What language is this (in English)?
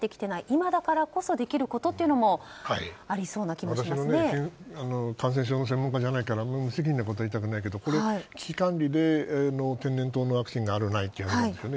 Japanese